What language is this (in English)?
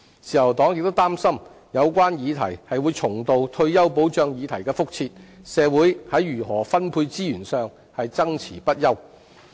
Cantonese